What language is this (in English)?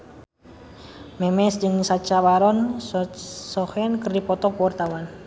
Sundanese